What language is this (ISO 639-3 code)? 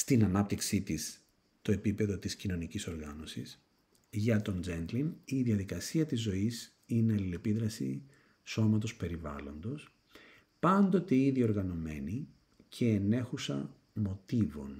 ell